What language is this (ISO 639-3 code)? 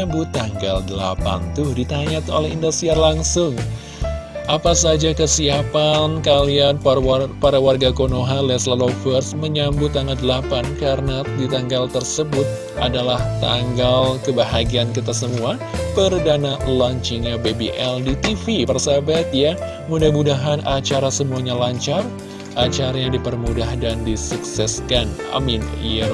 ind